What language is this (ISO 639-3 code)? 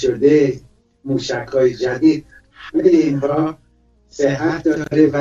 fas